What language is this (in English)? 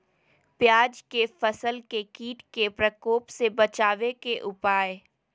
Magahi